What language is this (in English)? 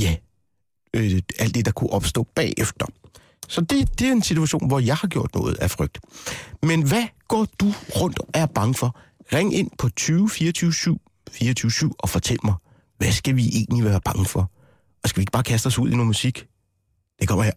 Danish